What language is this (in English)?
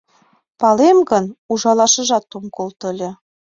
Mari